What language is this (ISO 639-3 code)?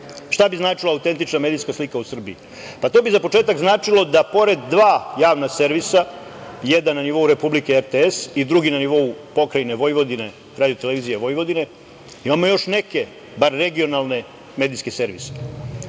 srp